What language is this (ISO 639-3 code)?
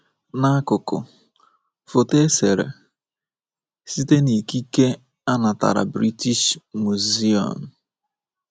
ibo